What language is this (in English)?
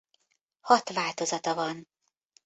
Hungarian